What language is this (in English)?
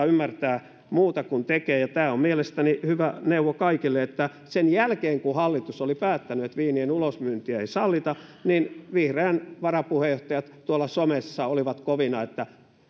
Finnish